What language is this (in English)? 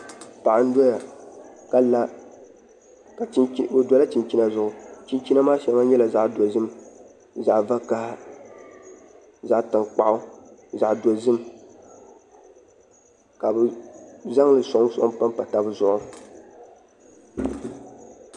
Dagbani